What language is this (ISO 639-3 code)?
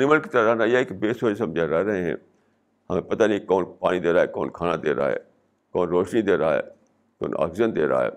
urd